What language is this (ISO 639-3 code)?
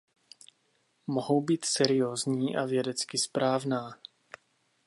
ces